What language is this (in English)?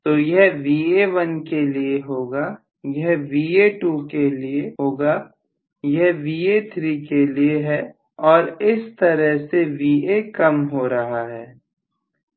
Hindi